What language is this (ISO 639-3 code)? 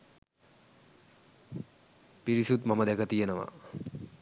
sin